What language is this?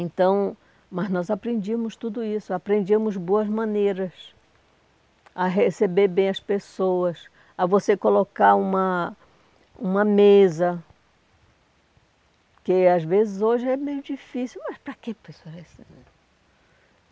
Portuguese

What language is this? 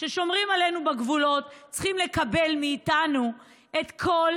Hebrew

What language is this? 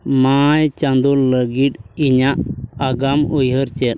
Santali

